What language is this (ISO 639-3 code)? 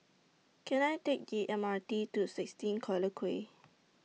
eng